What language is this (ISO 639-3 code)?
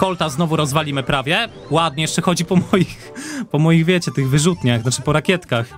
pol